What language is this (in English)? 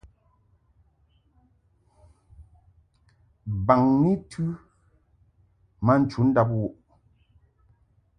Mungaka